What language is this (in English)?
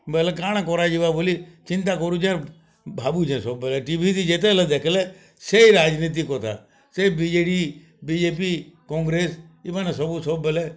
Odia